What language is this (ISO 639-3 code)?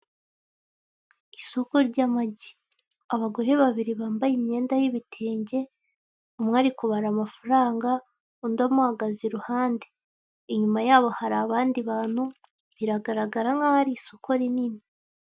kin